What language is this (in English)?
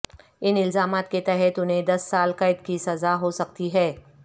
Urdu